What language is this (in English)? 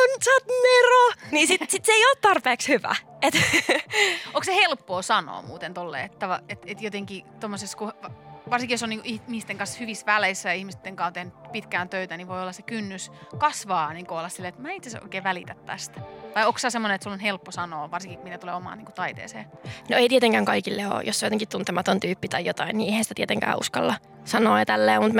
Finnish